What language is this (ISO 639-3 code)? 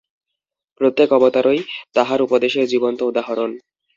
ben